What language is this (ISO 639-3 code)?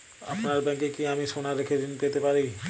ben